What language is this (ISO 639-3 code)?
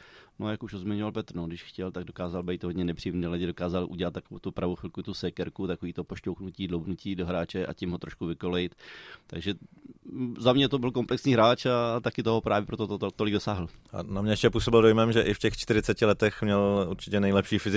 ces